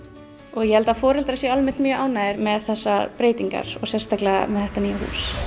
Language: Icelandic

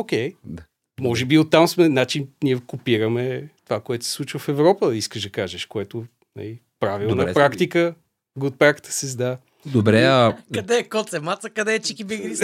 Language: Bulgarian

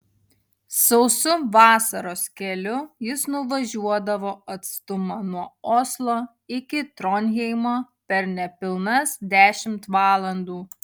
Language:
Lithuanian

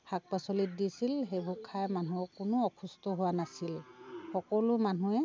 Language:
Assamese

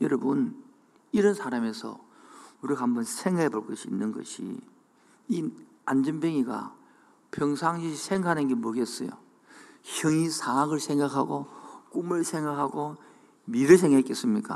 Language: Korean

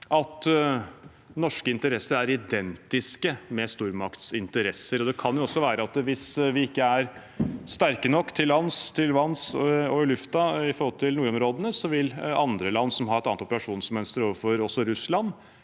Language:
Norwegian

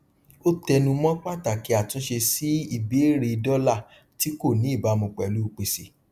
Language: Yoruba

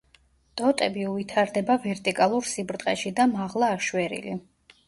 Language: Georgian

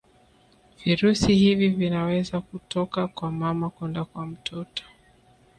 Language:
Swahili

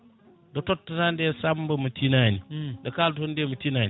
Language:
Fula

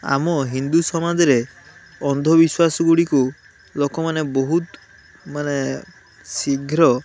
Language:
Odia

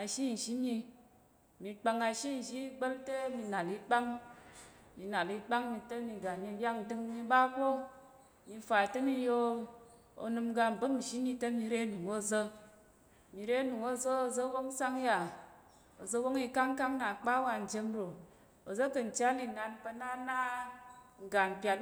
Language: Tarok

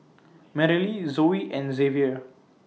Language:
English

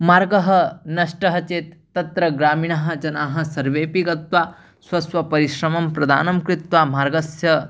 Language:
Sanskrit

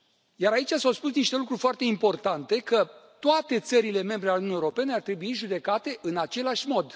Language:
Romanian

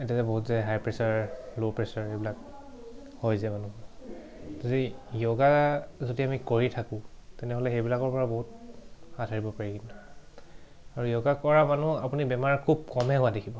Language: Assamese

